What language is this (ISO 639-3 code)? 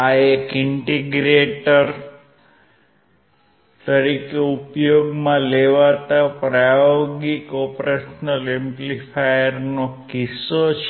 guj